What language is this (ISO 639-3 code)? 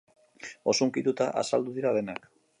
eus